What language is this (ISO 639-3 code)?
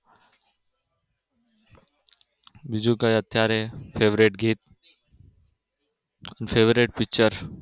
guj